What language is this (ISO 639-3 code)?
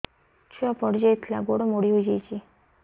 ori